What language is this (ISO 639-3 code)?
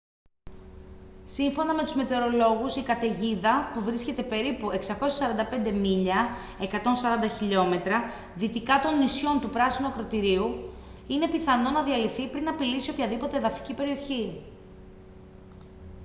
ell